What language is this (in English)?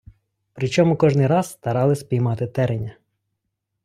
Ukrainian